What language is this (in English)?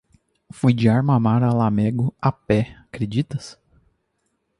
Portuguese